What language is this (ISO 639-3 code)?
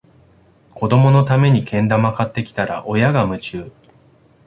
jpn